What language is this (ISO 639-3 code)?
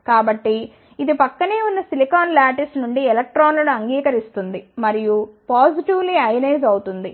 tel